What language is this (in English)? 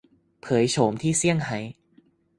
Thai